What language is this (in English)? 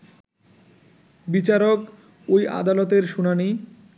Bangla